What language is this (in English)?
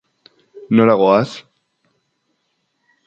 Basque